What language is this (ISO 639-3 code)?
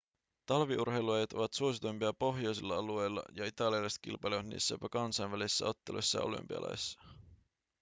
fin